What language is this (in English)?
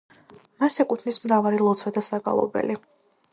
Georgian